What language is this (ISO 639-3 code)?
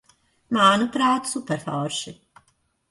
lav